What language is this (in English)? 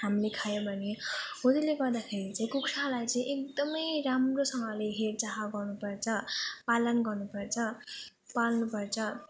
Nepali